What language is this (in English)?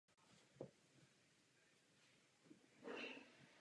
Czech